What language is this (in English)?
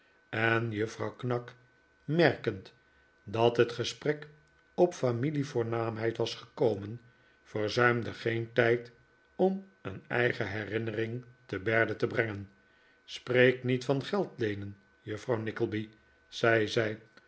Dutch